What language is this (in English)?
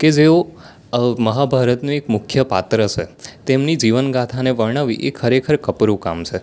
Gujarati